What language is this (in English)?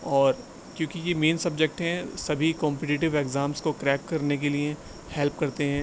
Urdu